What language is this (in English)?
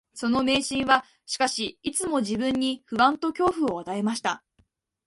Japanese